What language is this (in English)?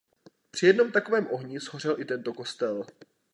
Czech